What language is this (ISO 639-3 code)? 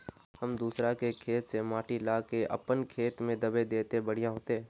mag